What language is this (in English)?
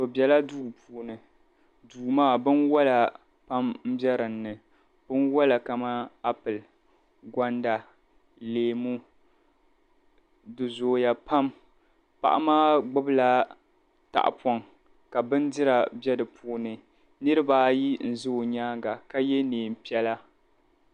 Dagbani